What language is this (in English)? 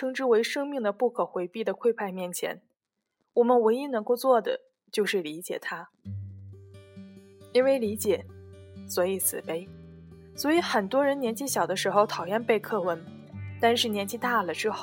Chinese